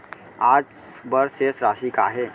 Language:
Chhattisgarhi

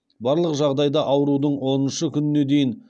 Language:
Kazakh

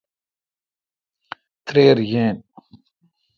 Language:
Kalkoti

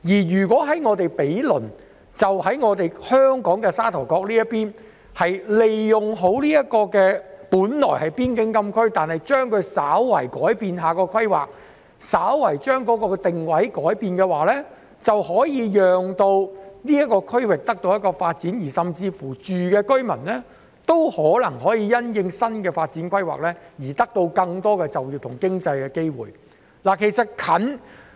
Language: Cantonese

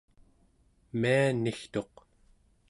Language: Central Yupik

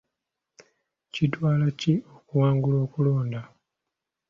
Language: Ganda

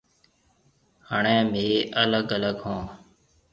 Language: Marwari (Pakistan)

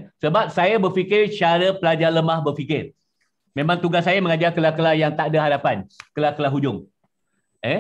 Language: Malay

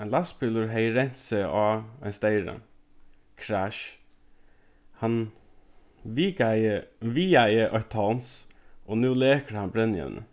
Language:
Faroese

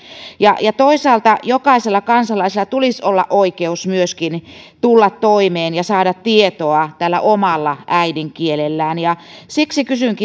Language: Finnish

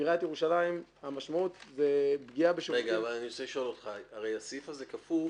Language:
Hebrew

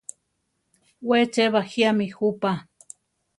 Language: Central Tarahumara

